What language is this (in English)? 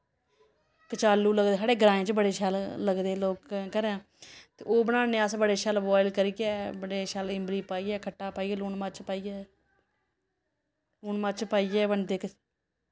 Dogri